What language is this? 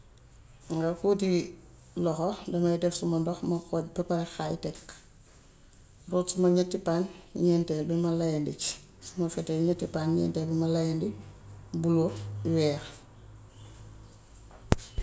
Gambian Wolof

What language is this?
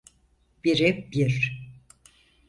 Turkish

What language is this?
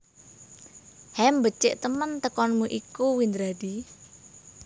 Javanese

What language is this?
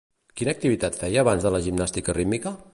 Catalan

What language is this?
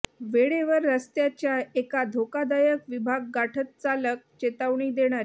Marathi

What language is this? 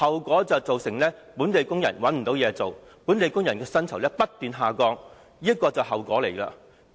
Cantonese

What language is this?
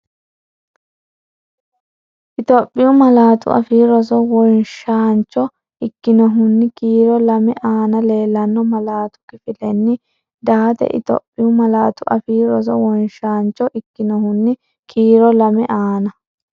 Sidamo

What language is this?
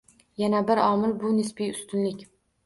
Uzbek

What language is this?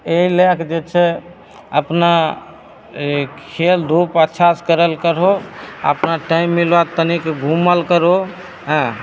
Maithili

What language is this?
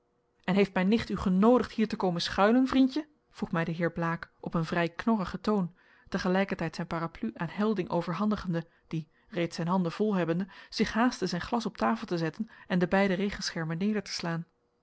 Dutch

